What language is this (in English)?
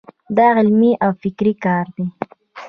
Pashto